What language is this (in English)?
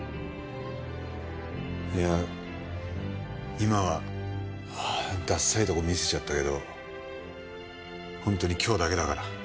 Japanese